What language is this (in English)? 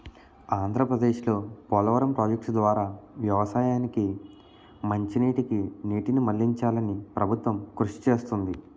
Telugu